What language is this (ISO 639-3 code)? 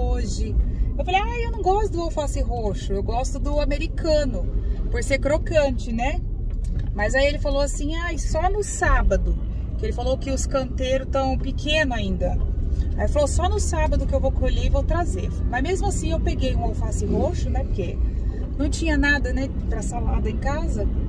por